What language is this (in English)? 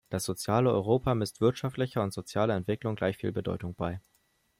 German